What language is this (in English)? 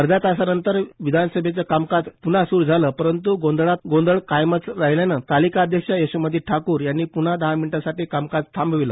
Marathi